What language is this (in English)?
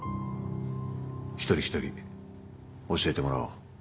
Japanese